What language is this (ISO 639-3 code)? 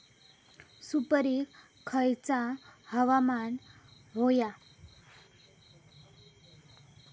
mar